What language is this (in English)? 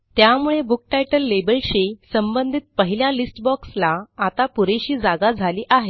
Marathi